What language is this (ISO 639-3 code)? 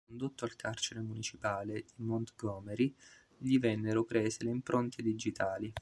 ita